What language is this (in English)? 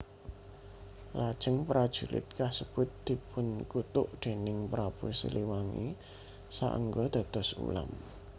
Javanese